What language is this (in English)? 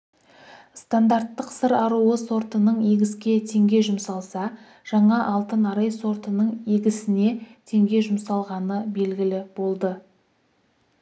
Kazakh